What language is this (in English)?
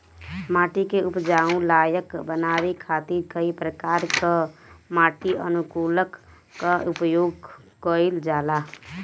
Bhojpuri